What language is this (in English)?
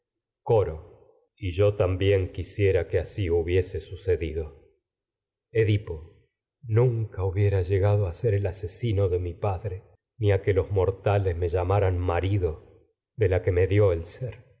Spanish